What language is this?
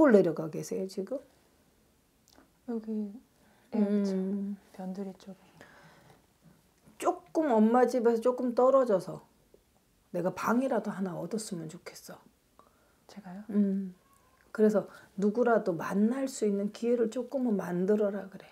Korean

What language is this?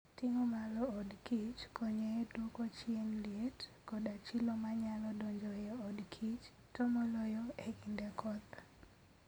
Luo (Kenya and Tanzania)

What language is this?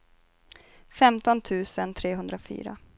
Swedish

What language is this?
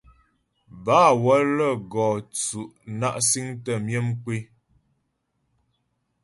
Ghomala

